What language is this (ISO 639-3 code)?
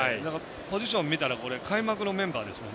jpn